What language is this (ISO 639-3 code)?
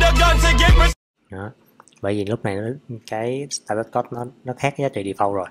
vie